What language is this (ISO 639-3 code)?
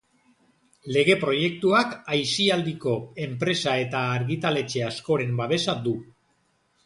eus